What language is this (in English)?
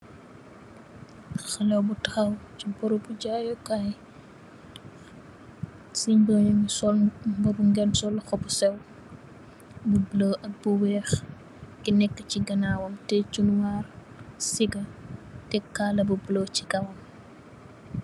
Wolof